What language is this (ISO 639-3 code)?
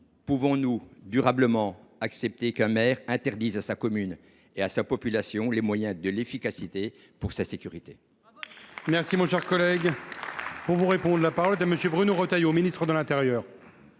fra